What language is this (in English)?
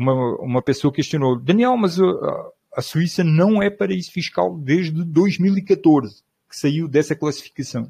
Portuguese